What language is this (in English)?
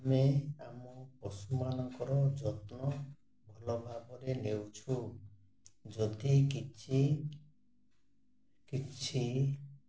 Odia